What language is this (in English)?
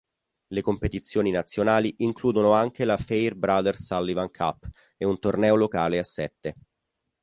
Italian